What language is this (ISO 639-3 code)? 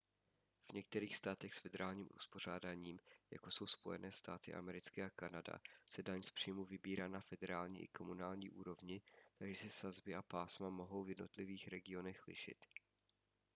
ces